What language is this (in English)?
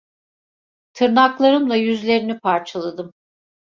Turkish